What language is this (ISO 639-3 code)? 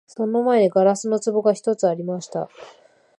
jpn